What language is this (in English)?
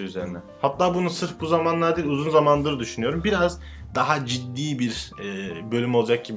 Turkish